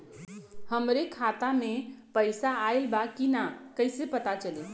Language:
Bhojpuri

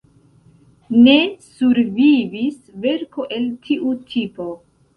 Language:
Esperanto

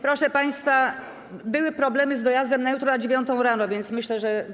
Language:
Polish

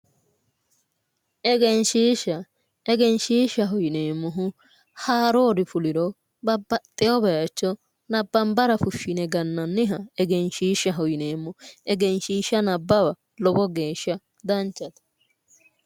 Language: Sidamo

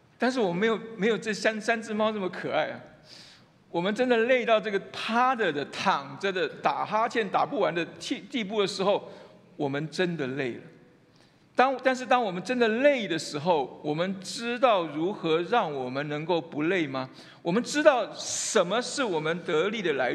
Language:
Chinese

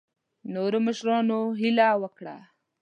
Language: Pashto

